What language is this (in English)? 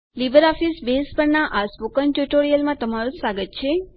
Gujarati